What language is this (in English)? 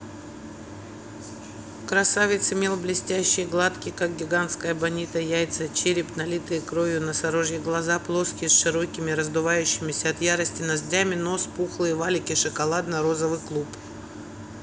Russian